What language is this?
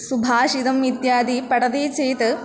Sanskrit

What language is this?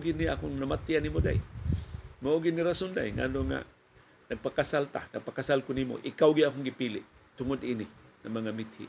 Filipino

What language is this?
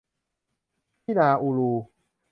Thai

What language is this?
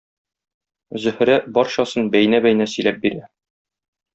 Tatar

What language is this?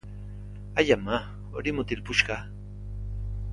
Basque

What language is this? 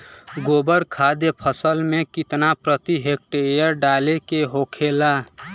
Bhojpuri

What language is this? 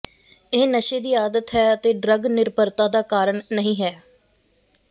Punjabi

